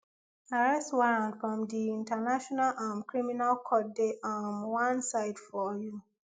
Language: Nigerian Pidgin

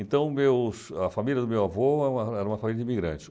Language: Portuguese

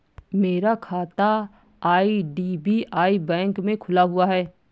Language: Hindi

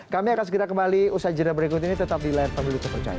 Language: Indonesian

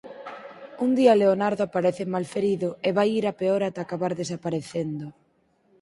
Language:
Galician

